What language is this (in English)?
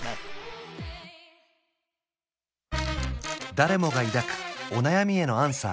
Japanese